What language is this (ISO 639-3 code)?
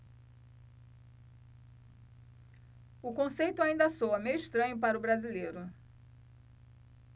por